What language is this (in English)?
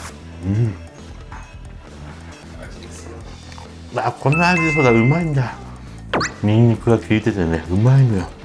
Japanese